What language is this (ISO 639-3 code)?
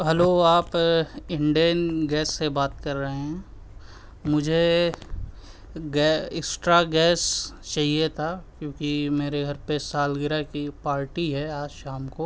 urd